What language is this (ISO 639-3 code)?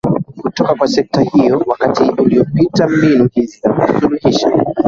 swa